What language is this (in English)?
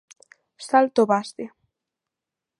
Galician